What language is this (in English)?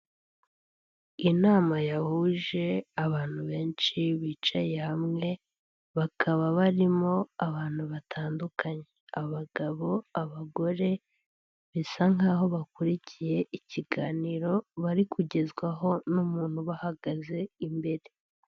Kinyarwanda